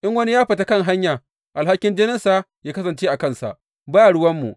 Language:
Hausa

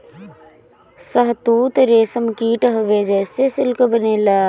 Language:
Bhojpuri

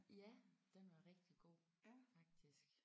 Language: Danish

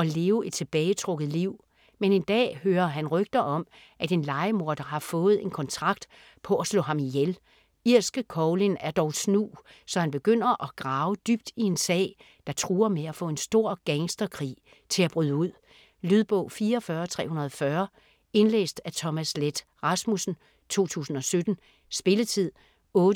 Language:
Danish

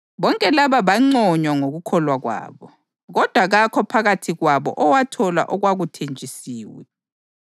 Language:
North Ndebele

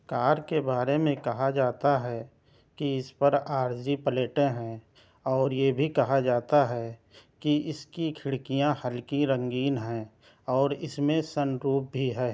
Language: Urdu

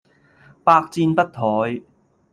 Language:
Cantonese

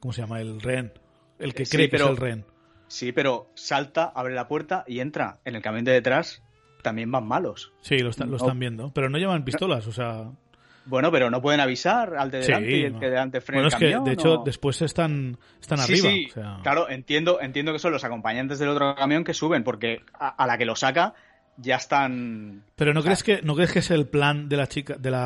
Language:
Spanish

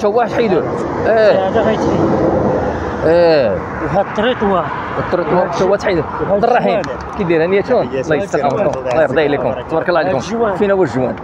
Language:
Arabic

